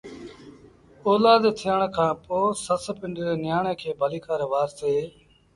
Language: Sindhi Bhil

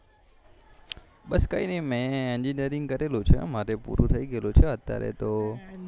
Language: Gujarati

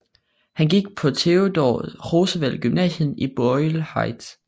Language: Danish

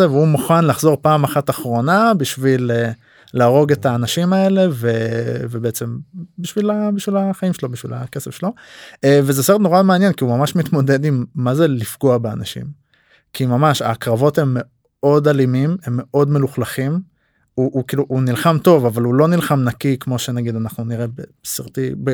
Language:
Hebrew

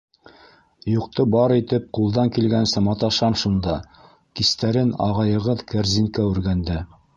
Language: Bashkir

